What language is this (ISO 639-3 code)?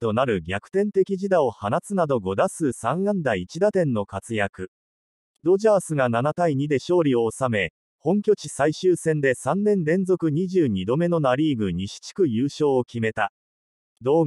jpn